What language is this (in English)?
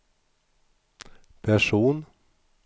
Swedish